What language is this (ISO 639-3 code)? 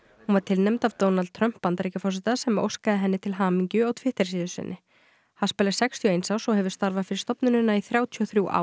isl